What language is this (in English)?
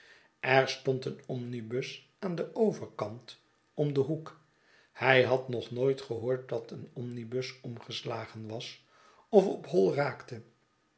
Dutch